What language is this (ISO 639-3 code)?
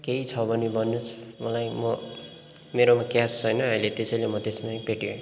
nep